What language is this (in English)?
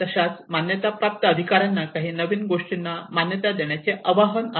Marathi